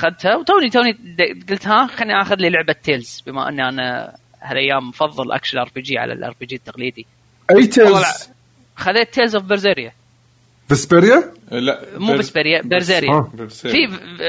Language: Arabic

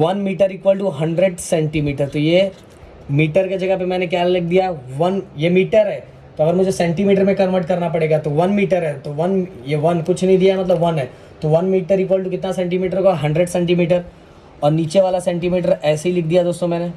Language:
Hindi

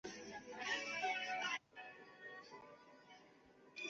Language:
Chinese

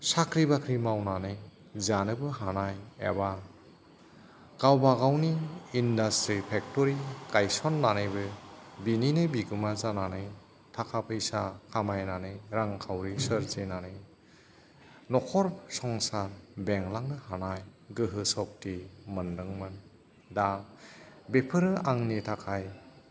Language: Bodo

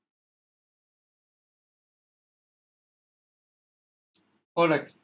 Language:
Assamese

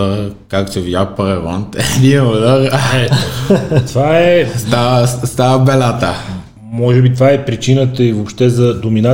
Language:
Bulgarian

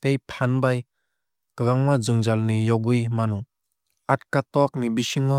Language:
Kok Borok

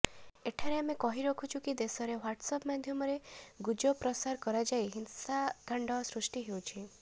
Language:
Odia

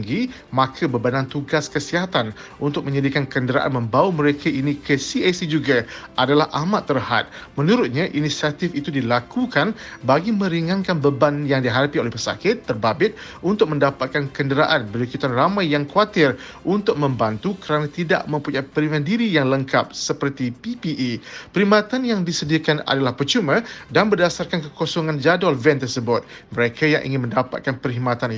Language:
Malay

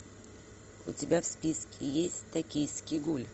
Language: Russian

